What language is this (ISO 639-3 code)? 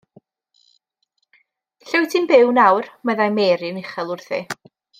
cym